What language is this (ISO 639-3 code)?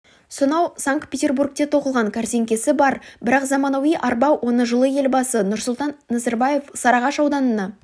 kaz